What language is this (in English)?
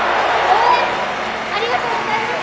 Japanese